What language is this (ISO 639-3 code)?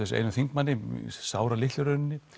isl